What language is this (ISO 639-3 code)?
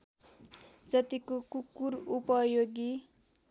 nep